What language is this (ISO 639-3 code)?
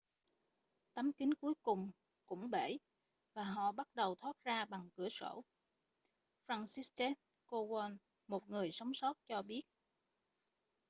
vie